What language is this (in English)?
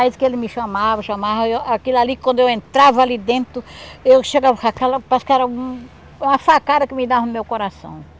Portuguese